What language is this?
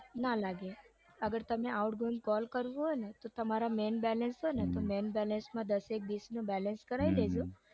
Gujarati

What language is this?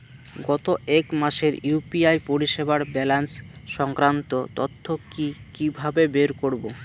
Bangla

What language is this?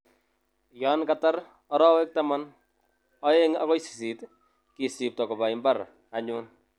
Kalenjin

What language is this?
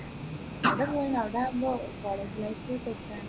Malayalam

